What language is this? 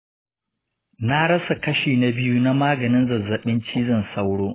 Hausa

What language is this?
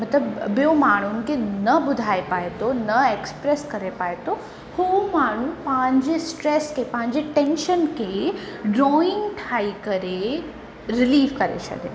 Sindhi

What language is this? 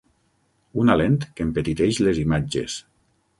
Catalan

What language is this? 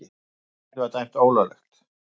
Icelandic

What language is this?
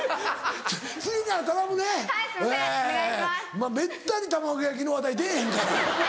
Japanese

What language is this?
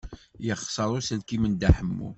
Kabyle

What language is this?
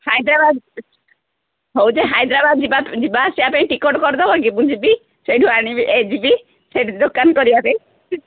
Odia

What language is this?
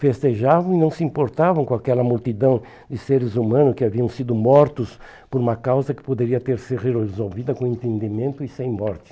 Portuguese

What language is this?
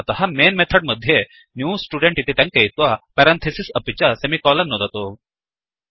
Sanskrit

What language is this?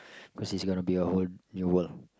English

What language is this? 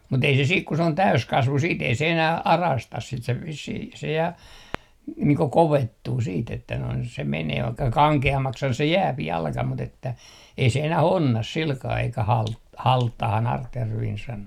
Finnish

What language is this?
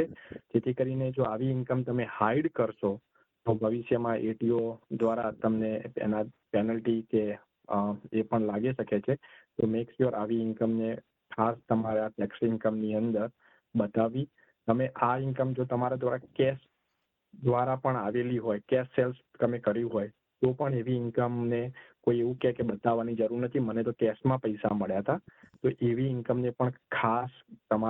Gujarati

